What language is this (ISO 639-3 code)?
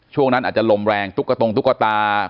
tha